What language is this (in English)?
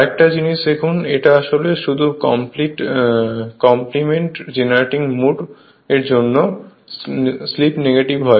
Bangla